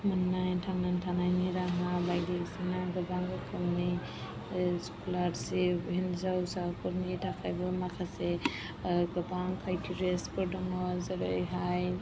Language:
Bodo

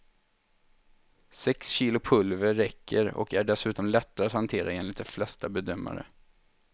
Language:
Swedish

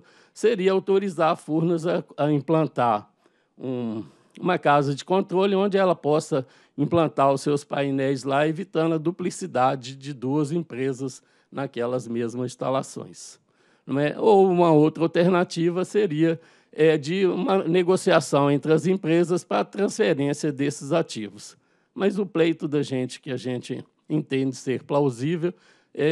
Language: Portuguese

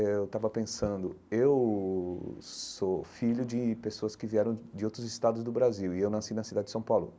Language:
Portuguese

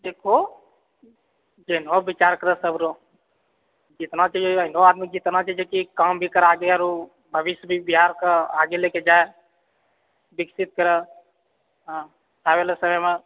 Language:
Maithili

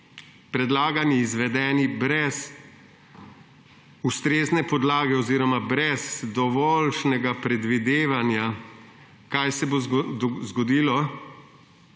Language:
Slovenian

